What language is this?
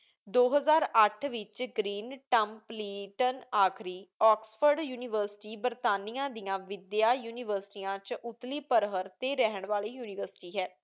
Punjabi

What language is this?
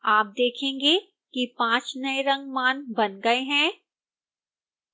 Hindi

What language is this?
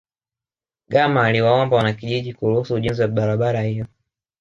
Swahili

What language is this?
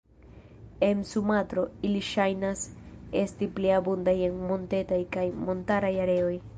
Esperanto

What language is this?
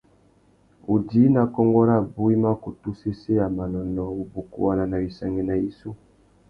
Tuki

